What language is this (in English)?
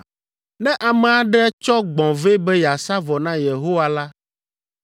Ewe